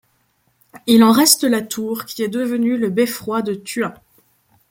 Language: French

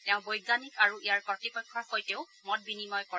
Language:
Assamese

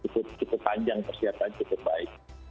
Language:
Indonesian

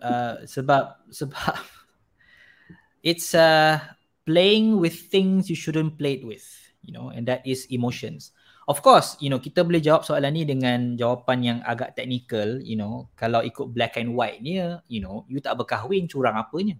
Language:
Malay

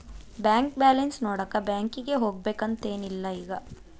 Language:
Kannada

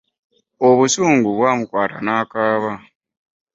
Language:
Ganda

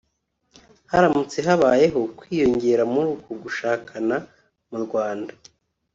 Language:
Kinyarwanda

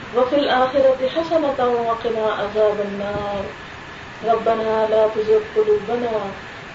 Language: Urdu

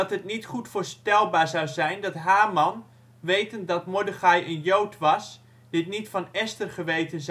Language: Dutch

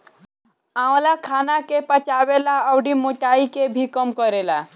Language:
Bhojpuri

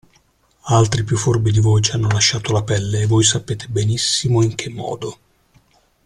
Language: Italian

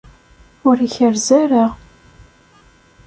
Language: Kabyle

